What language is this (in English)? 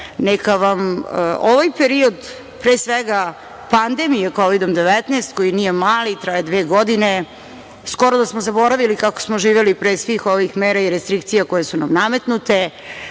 Serbian